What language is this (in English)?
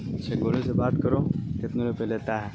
Urdu